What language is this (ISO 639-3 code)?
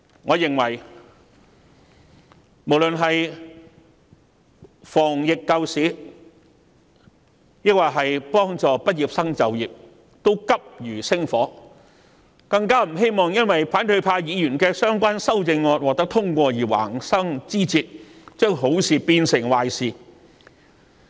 yue